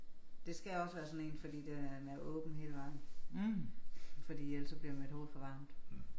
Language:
Danish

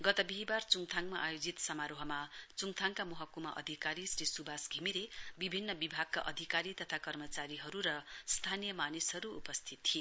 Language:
Nepali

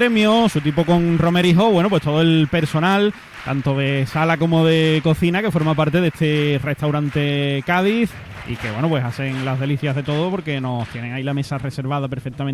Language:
Spanish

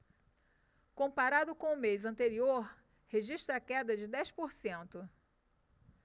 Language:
Portuguese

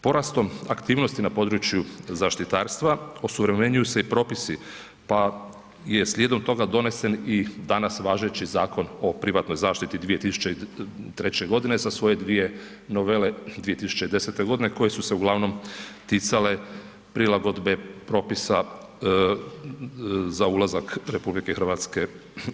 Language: Croatian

